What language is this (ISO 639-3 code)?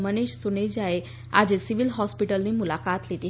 guj